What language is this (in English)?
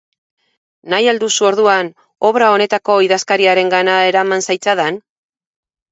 Basque